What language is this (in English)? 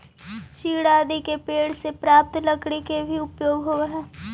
Magahi